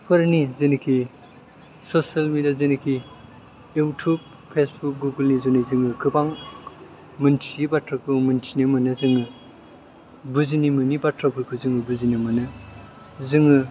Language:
Bodo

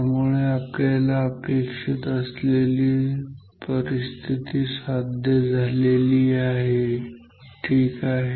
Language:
Marathi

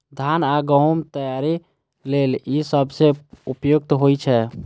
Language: Maithili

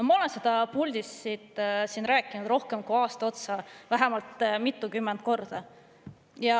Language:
Estonian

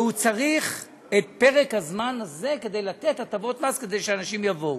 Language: Hebrew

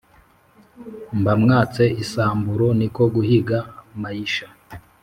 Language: Kinyarwanda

